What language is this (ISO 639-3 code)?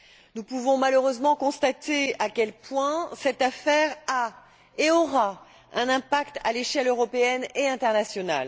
fra